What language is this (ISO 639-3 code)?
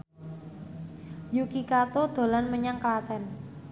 jav